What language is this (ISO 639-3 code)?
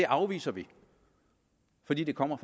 dan